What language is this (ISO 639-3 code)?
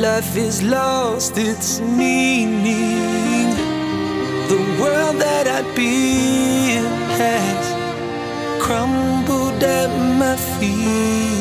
ukr